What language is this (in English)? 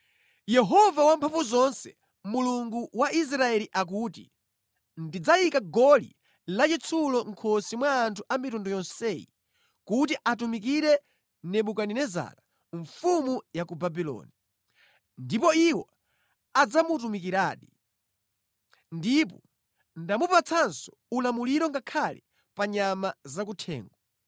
Nyanja